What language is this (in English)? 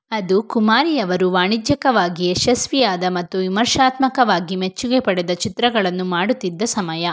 Kannada